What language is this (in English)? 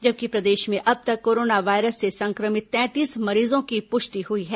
Hindi